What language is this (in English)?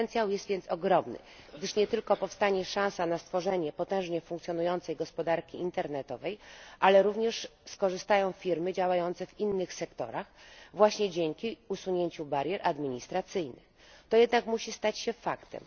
Polish